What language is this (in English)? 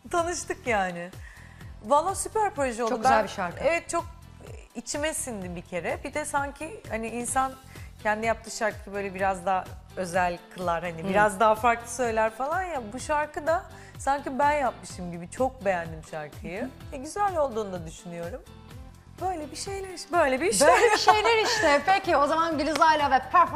Turkish